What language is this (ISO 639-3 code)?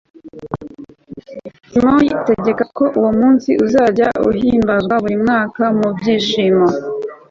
kin